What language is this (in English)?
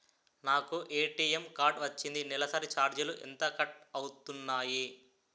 Telugu